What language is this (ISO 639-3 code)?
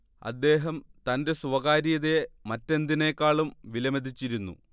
mal